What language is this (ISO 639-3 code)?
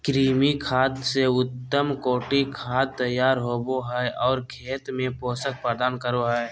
mag